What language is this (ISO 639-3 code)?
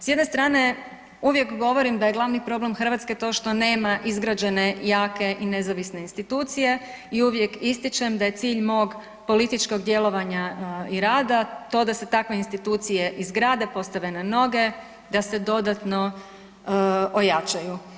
hrv